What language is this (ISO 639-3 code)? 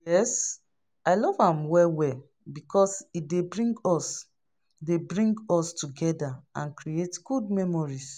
pcm